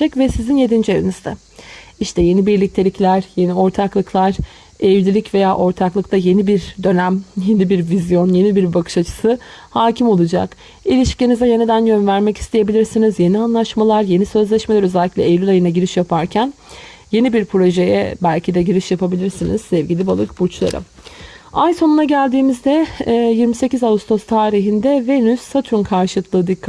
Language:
Turkish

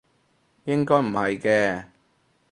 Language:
Cantonese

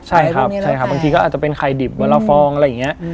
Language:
Thai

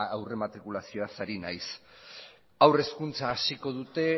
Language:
Basque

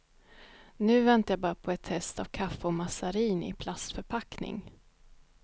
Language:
Swedish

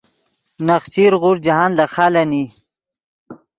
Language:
Yidgha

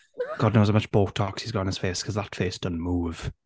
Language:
Welsh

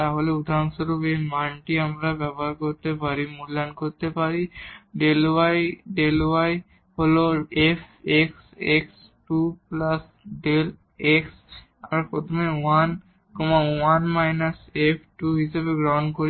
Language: Bangla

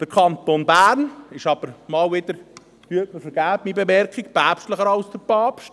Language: Swiss German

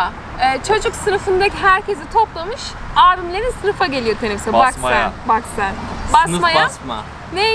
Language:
Turkish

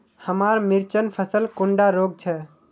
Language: Magahi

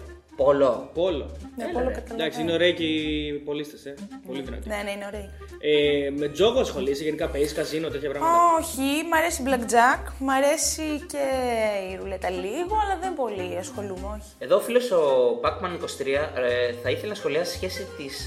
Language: Greek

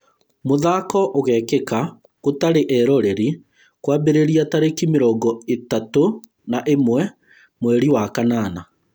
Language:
Kikuyu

